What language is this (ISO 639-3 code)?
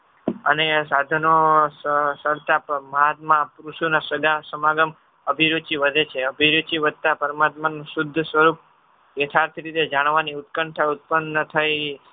guj